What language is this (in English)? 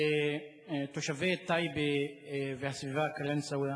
Hebrew